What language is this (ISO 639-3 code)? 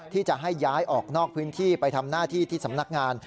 tha